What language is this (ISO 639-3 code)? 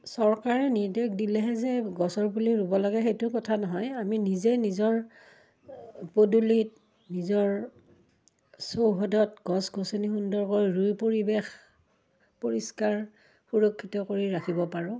asm